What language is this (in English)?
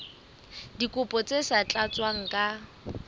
Southern Sotho